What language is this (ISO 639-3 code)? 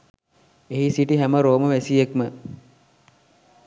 sin